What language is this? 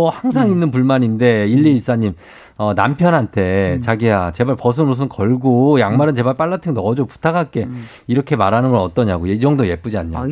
Korean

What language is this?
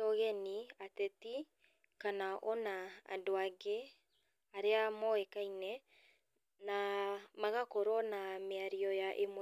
Kikuyu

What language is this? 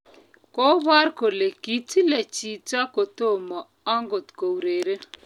Kalenjin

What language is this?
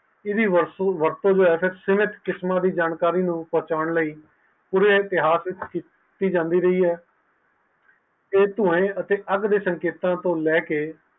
Punjabi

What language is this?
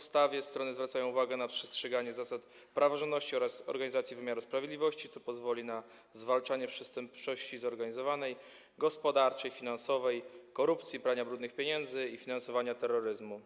Polish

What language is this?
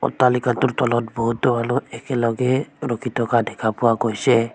Assamese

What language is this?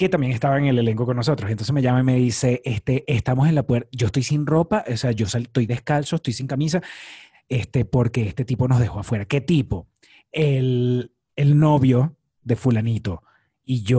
Spanish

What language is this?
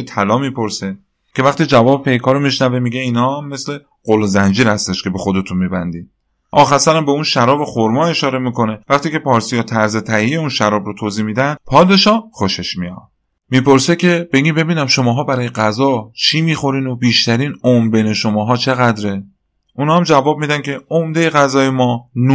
Persian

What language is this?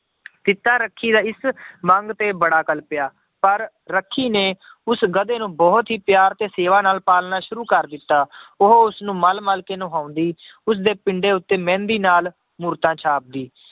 Punjabi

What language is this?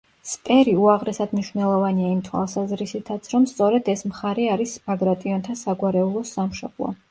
Georgian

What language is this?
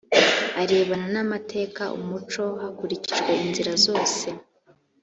Kinyarwanda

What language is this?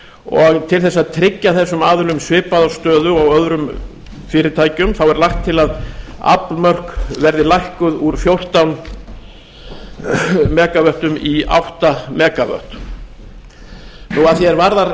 Icelandic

